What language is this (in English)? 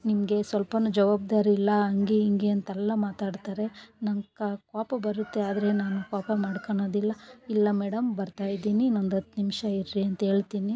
Kannada